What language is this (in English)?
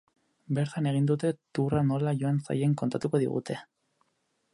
Basque